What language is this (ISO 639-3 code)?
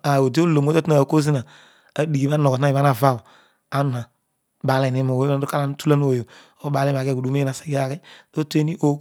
odu